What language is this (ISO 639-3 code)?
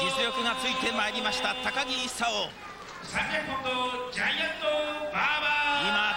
jpn